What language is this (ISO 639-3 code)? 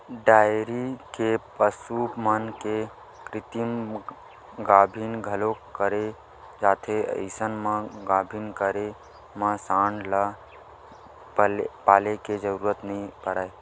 hne